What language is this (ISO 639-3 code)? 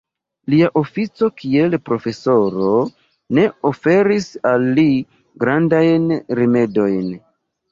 epo